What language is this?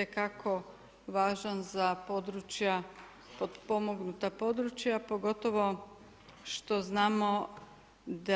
Croatian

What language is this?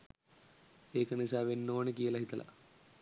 Sinhala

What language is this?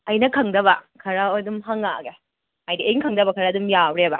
Manipuri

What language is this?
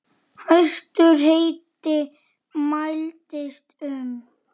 Icelandic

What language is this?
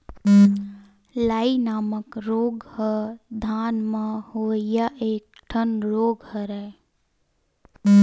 Chhattisgarhi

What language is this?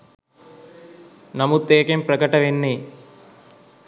Sinhala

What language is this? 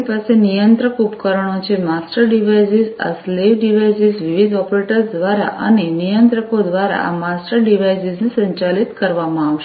Gujarati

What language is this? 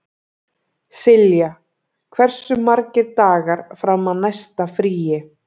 Icelandic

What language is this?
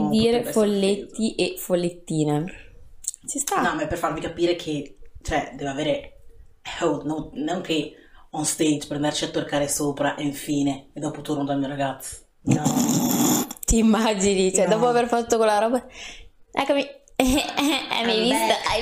Italian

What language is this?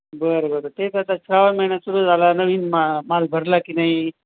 Marathi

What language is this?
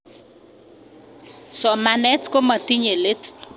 Kalenjin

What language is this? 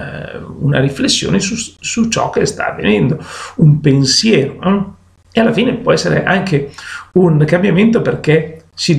Italian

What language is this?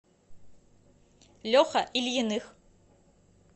Russian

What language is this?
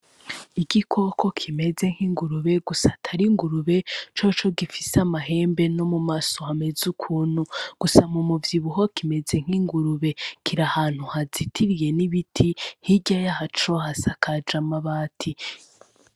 Rundi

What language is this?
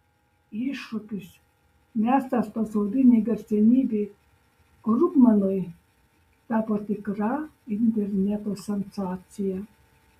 Lithuanian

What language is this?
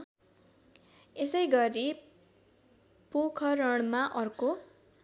Nepali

